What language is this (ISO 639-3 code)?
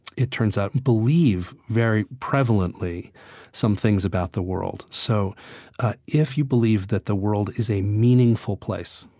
eng